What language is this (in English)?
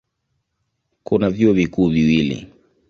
Swahili